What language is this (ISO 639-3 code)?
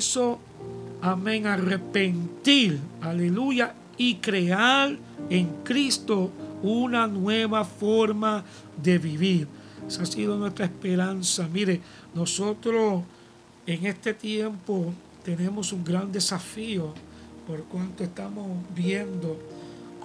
spa